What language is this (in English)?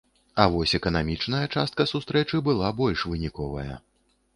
Belarusian